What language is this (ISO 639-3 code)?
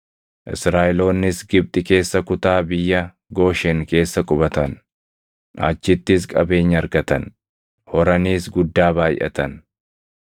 orm